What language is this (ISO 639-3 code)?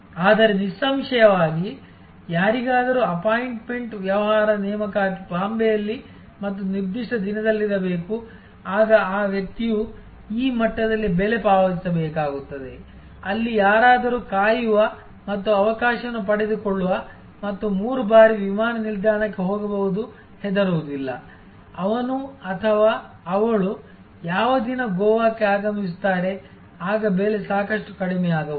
kan